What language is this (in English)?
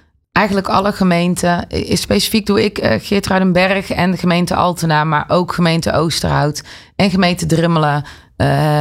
Dutch